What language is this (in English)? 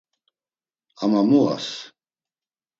Laz